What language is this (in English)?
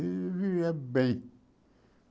Portuguese